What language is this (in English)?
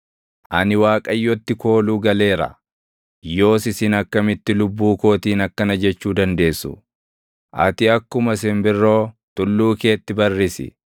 Oromo